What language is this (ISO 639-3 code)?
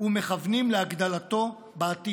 heb